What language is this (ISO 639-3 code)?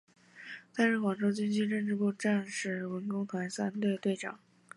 zho